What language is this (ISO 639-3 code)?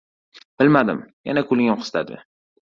uzb